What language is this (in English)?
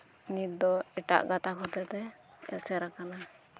Santali